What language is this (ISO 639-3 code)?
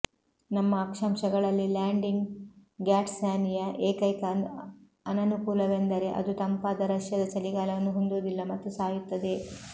kan